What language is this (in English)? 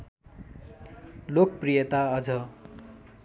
Nepali